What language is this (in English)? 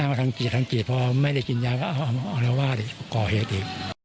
Thai